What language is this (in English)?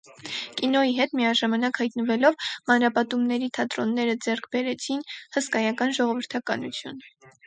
Armenian